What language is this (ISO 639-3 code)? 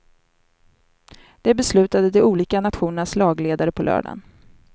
swe